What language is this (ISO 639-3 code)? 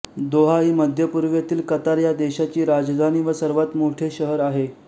mar